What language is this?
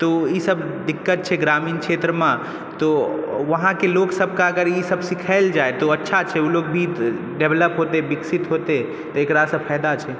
Maithili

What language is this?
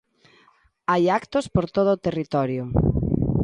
Galician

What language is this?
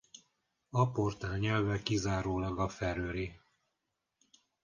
Hungarian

